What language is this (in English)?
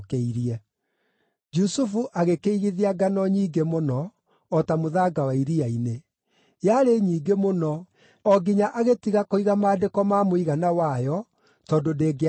Kikuyu